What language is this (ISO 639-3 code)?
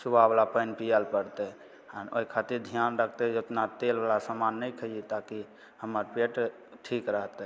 mai